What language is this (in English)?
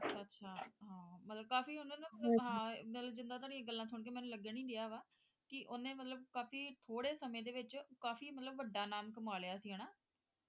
Punjabi